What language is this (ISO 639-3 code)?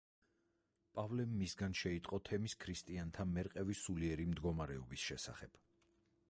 kat